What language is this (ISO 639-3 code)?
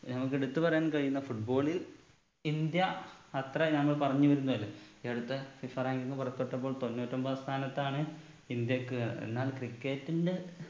mal